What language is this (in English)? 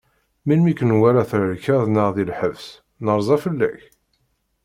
Kabyle